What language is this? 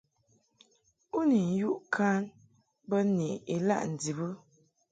Mungaka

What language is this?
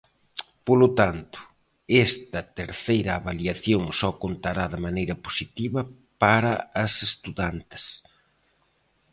Galician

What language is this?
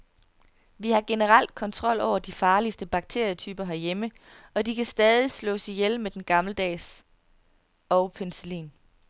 Danish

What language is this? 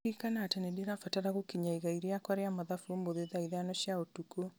Kikuyu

